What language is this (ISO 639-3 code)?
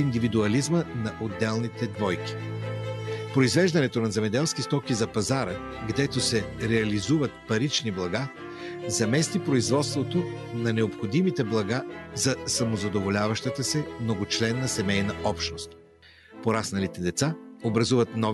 bul